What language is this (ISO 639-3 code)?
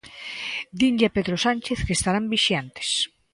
glg